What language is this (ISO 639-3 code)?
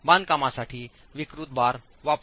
mar